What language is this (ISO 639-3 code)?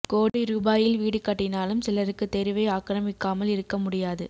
tam